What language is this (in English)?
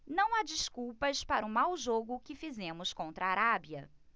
Portuguese